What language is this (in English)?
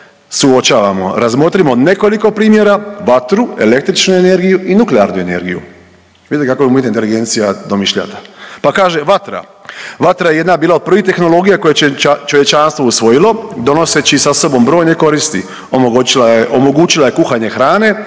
Croatian